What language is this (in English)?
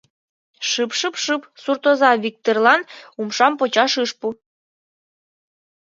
Mari